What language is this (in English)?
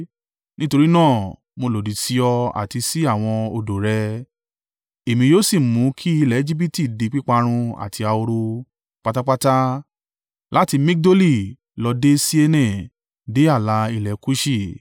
Yoruba